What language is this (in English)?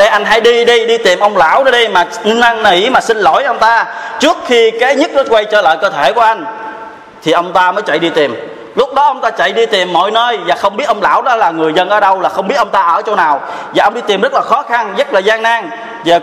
Vietnamese